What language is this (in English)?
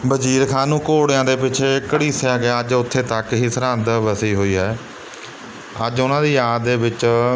Punjabi